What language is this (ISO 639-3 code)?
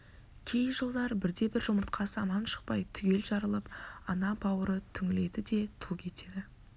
kaz